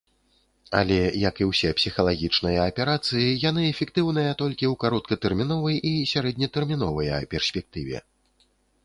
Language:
Belarusian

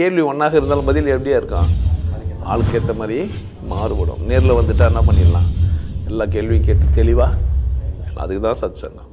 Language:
Tamil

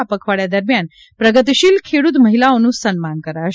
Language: Gujarati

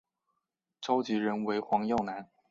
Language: Chinese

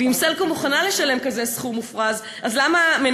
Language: Hebrew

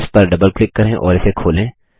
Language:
Hindi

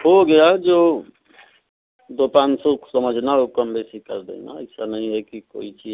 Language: Hindi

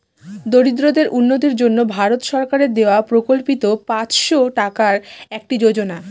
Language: Bangla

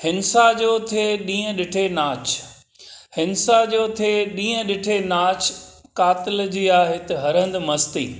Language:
Sindhi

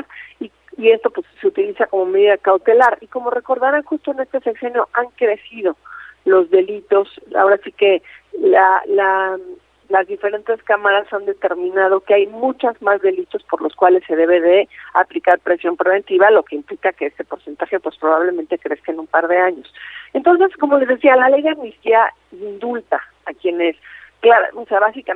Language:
Spanish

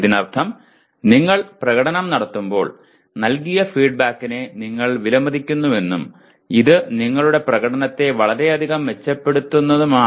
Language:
Malayalam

